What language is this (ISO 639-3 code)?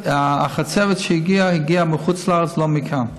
heb